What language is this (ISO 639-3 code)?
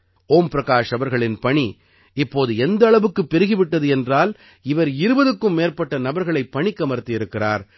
tam